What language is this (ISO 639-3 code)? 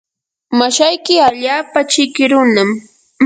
qur